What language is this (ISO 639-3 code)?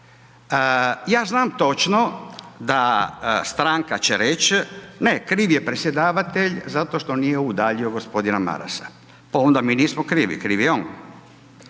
hrv